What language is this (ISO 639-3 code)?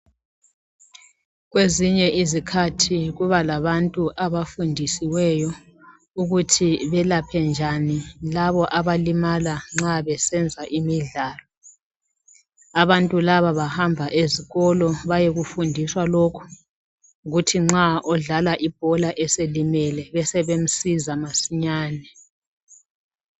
nde